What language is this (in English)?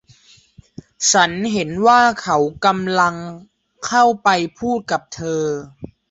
Thai